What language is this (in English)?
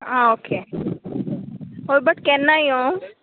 Konkani